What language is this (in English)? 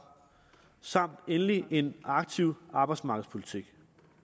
Danish